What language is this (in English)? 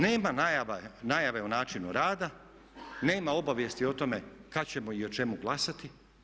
Croatian